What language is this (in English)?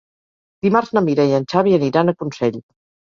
Catalan